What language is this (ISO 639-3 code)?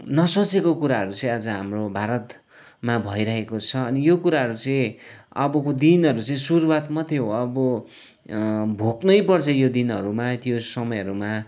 nep